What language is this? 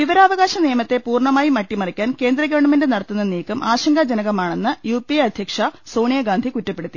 Malayalam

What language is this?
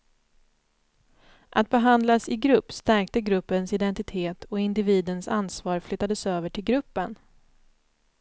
Swedish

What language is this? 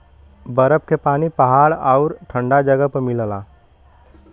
Bhojpuri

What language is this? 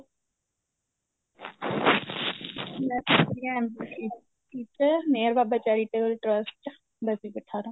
Punjabi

